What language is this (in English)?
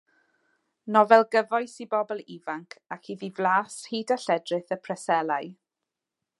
Welsh